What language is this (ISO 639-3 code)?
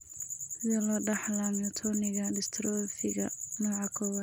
som